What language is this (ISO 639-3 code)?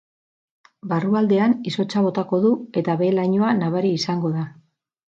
eus